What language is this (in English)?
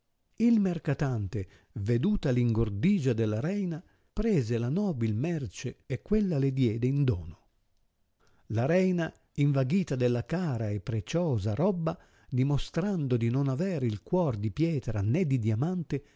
Italian